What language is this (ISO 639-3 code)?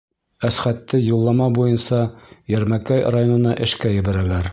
bak